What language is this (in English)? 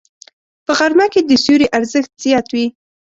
Pashto